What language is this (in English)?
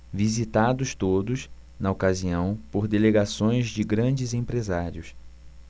Portuguese